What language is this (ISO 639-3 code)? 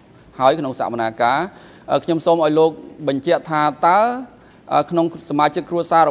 tha